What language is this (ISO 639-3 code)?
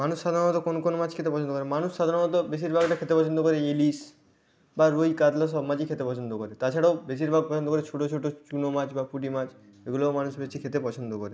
ben